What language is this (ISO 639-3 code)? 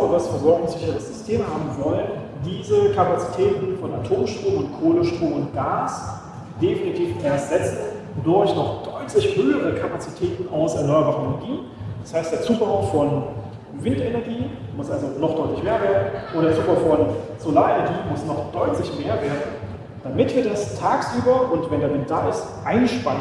deu